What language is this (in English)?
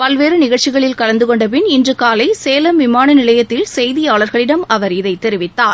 Tamil